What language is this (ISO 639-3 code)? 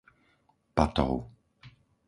slk